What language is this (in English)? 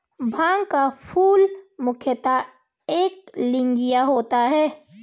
Hindi